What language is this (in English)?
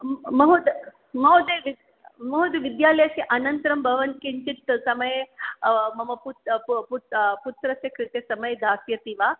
Sanskrit